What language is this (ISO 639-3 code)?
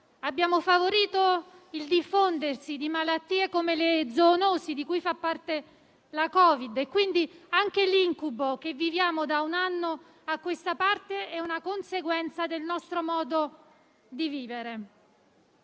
ita